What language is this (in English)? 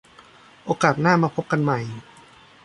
Thai